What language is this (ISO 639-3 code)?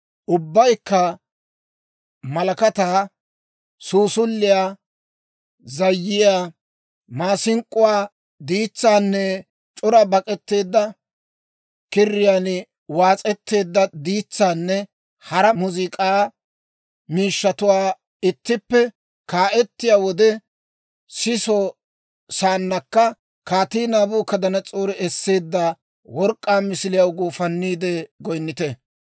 dwr